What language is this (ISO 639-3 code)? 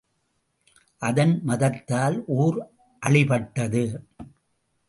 tam